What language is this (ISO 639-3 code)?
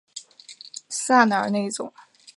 zho